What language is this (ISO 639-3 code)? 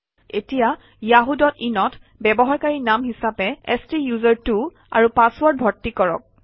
asm